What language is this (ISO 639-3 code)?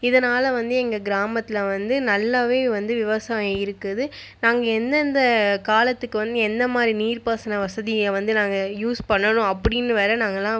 tam